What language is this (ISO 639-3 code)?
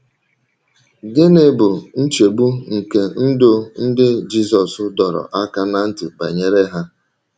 ibo